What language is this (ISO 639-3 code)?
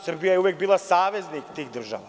srp